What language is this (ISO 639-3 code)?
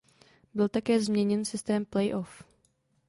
ces